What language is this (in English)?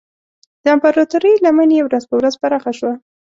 Pashto